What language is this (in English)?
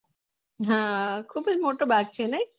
Gujarati